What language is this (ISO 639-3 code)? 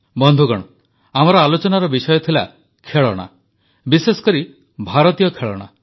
ori